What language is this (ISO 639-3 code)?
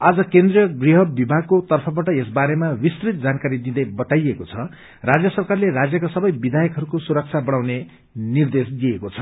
nep